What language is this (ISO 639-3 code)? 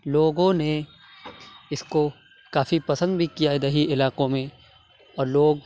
urd